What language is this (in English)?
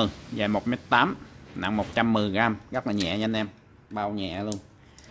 Vietnamese